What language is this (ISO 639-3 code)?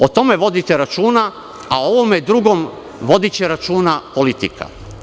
srp